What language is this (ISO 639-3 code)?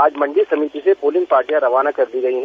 hin